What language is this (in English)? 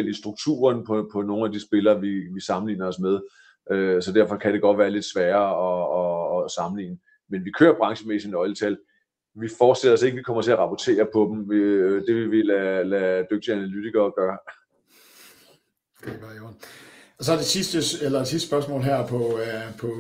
Danish